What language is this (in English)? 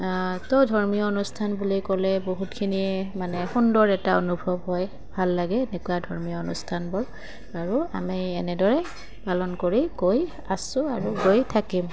Assamese